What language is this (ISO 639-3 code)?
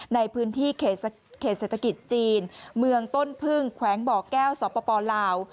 tha